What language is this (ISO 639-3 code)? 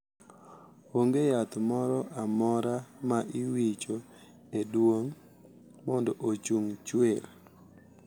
luo